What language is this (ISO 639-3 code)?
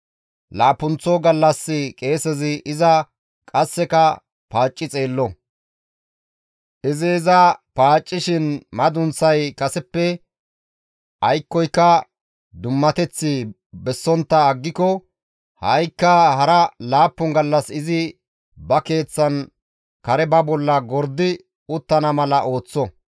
gmv